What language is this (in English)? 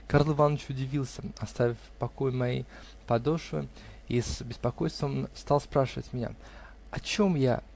Russian